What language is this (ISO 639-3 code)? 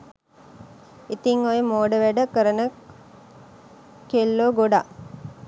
sin